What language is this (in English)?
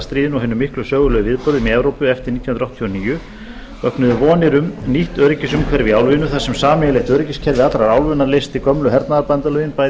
Icelandic